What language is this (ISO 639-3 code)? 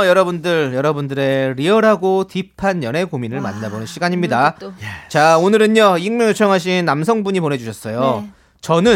kor